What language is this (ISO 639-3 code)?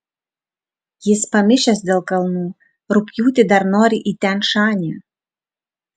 lit